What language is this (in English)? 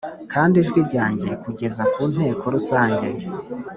Kinyarwanda